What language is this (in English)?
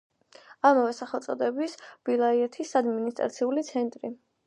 Georgian